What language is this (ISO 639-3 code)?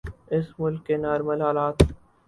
urd